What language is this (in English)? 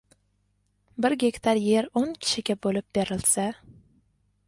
Uzbek